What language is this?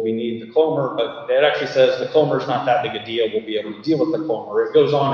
English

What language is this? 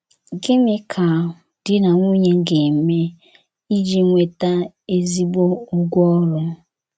Igbo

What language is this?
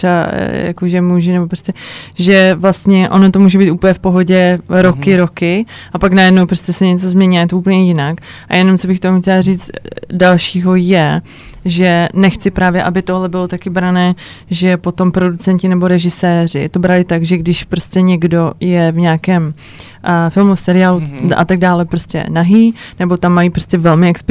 Czech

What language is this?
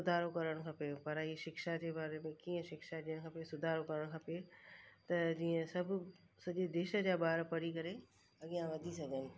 Sindhi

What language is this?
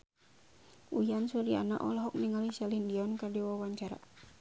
Sundanese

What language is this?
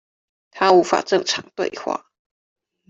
Chinese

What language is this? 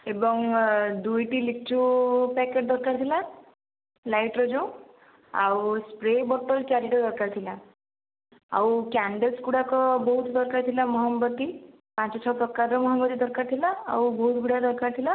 Odia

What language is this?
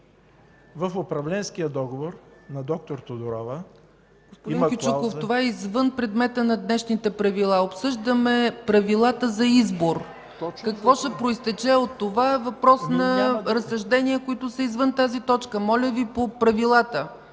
Bulgarian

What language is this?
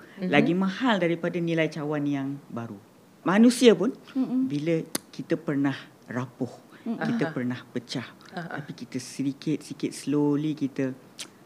Malay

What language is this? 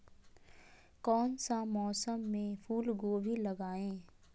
Magahi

